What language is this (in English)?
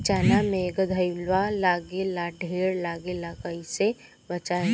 Bhojpuri